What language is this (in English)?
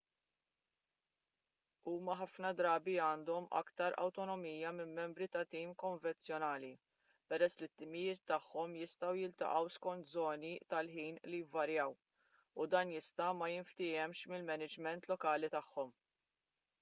Maltese